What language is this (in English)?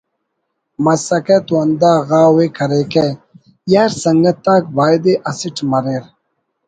Brahui